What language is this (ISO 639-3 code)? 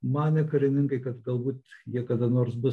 lit